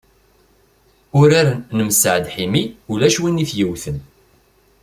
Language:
Kabyle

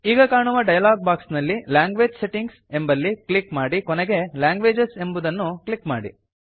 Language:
Kannada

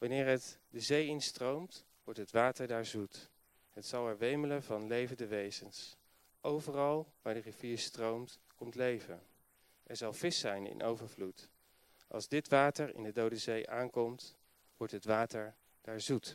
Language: Dutch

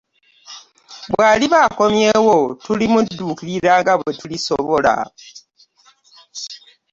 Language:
Ganda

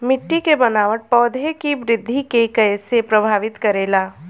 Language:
Bhojpuri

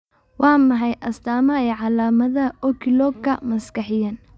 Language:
Somali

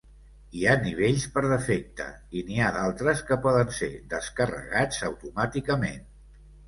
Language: Catalan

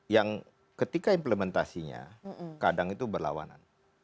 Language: Indonesian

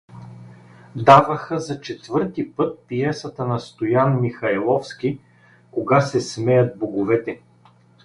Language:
Bulgarian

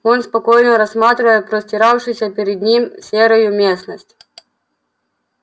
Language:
Russian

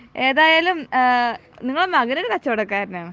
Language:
Malayalam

